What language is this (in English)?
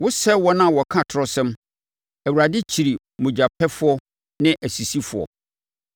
Akan